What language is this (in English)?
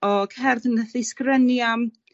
Welsh